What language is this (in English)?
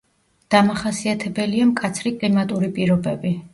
Georgian